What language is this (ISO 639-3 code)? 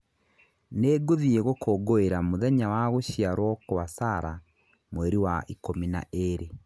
kik